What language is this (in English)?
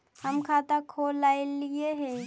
Magahi